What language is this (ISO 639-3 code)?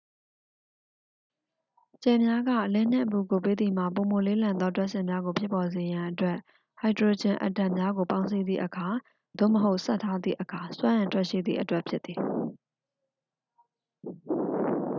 mya